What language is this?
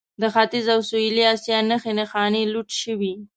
Pashto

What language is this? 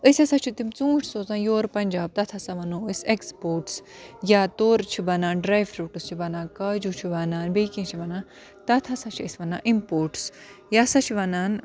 Kashmiri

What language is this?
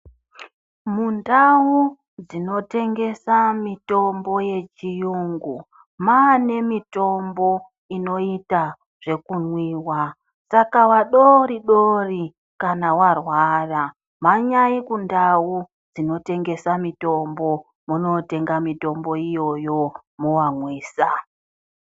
Ndau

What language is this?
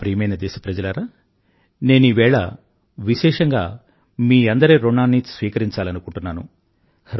Telugu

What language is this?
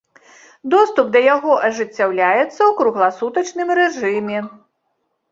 Belarusian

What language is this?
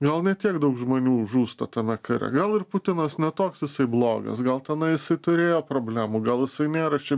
Lithuanian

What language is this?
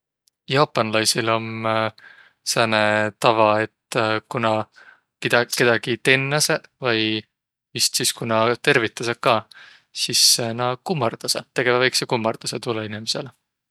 Võro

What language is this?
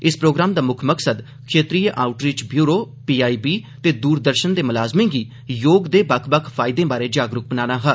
Dogri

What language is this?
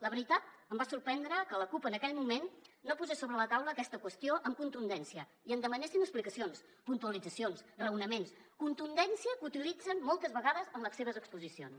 Catalan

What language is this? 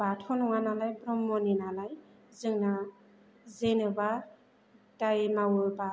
Bodo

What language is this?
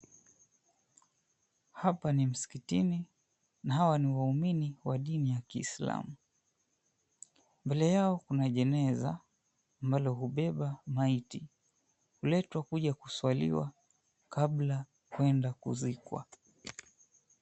Swahili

